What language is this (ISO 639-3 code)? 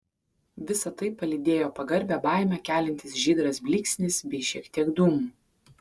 lit